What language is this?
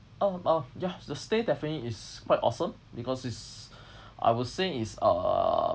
English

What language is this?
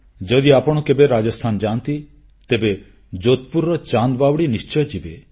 Odia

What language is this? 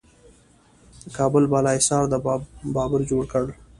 Pashto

